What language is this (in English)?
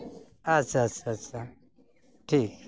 Santali